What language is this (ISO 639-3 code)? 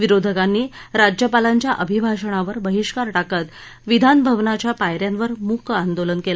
mar